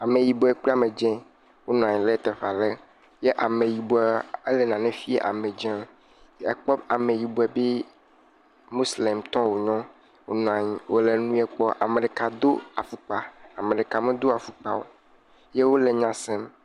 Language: Ewe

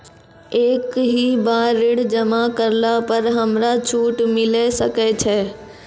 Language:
Maithili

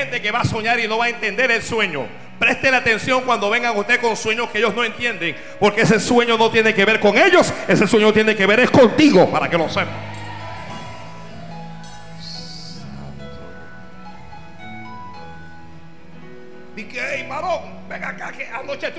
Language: Spanish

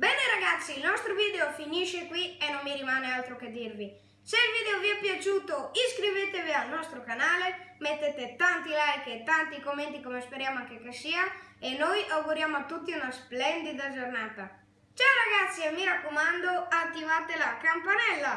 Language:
Italian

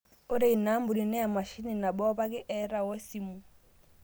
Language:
Masai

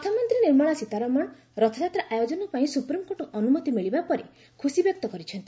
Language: Odia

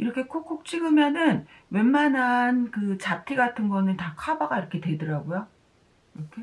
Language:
Korean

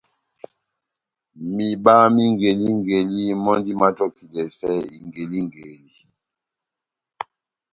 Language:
Batanga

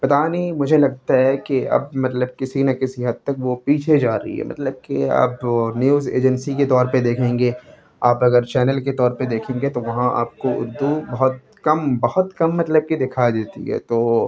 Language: Urdu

